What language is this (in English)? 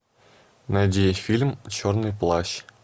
Russian